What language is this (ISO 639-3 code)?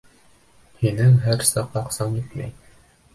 bak